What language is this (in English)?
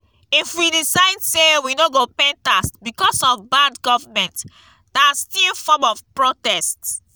Nigerian Pidgin